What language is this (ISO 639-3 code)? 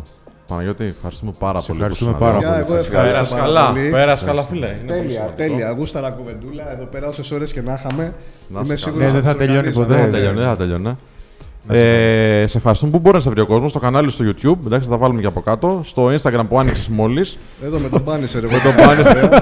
ell